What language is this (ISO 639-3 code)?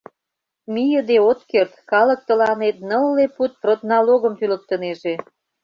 chm